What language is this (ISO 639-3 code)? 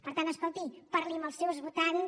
cat